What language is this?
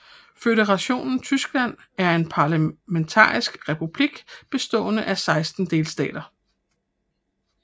Danish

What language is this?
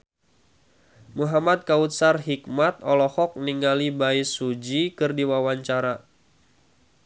Sundanese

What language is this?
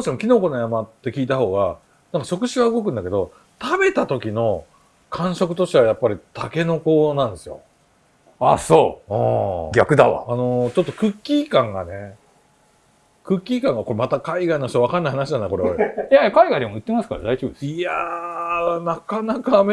Japanese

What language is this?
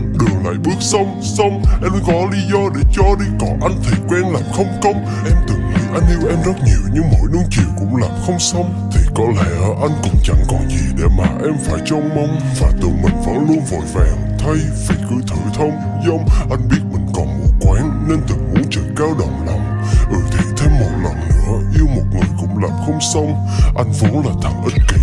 Vietnamese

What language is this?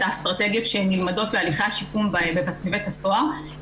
Hebrew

